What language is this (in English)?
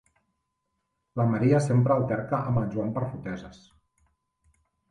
Catalan